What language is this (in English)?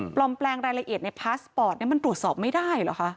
Thai